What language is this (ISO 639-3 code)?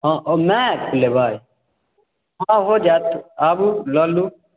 mai